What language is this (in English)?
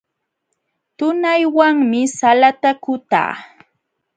Jauja Wanca Quechua